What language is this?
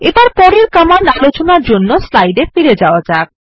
Bangla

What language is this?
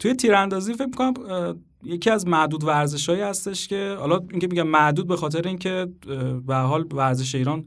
Persian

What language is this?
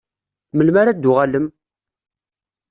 Kabyle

